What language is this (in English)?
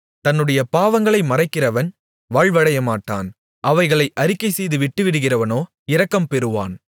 Tamil